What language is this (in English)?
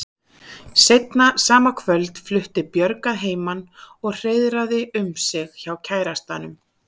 Icelandic